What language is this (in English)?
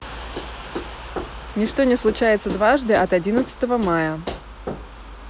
Russian